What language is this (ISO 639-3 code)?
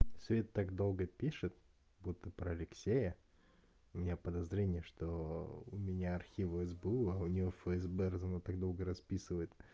rus